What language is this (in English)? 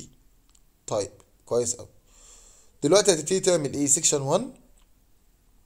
Arabic